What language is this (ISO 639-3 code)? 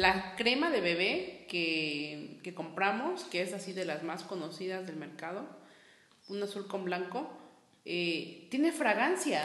spa